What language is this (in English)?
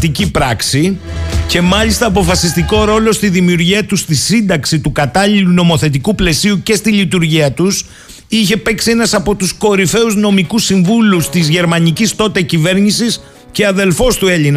Greek